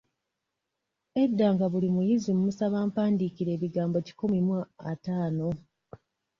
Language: Ganda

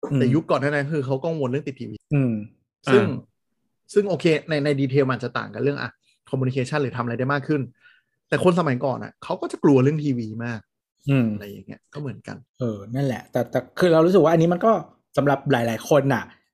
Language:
Thai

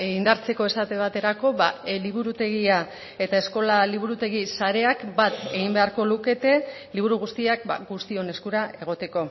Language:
Basque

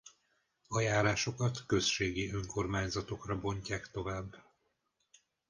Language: Hungarian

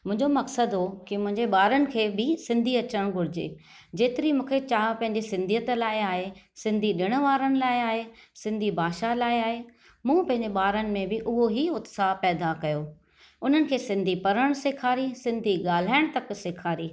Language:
Sindhi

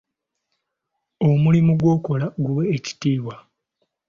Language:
Ganda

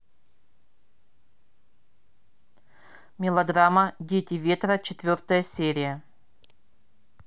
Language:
Russian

